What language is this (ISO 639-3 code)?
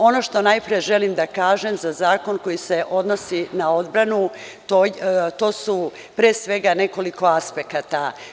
srp